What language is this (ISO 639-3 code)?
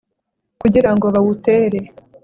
kin